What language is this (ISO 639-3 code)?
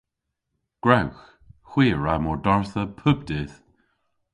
cor